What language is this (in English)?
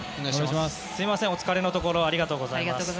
Japanese